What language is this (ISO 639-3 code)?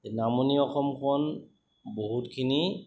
asm